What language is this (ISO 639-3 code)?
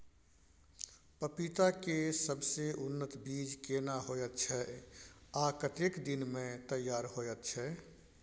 mai